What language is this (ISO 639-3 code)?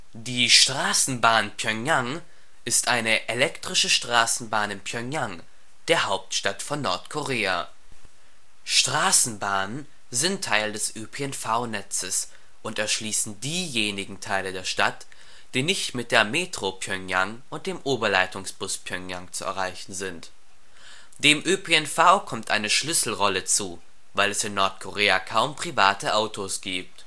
deu